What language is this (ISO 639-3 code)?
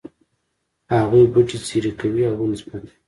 pus